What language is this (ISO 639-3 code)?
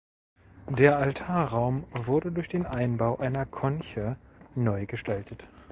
deu